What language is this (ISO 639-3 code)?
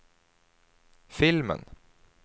swe